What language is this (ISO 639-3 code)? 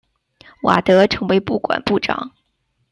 zho